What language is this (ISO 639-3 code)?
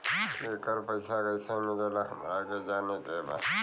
bho